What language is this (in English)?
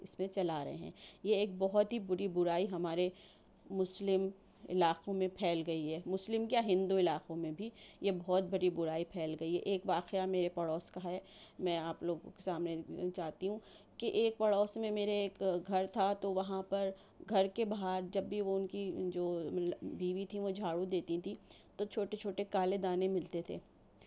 Urdu